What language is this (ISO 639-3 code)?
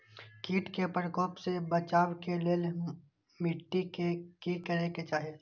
mai